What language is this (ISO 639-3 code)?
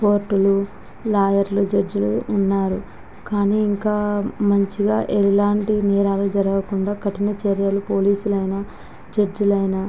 tel